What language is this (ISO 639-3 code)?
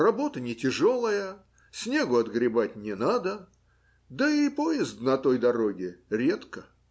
rus